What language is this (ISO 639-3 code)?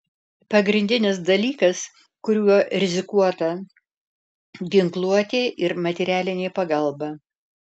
lit